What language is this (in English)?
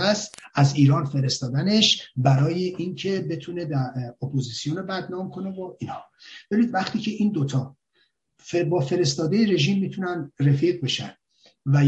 Persian